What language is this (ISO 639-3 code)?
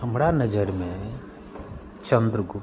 mai